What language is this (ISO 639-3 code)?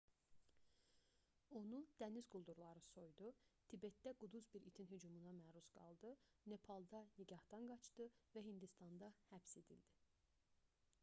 aze